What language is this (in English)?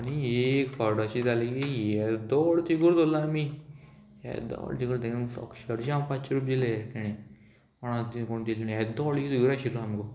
Konkani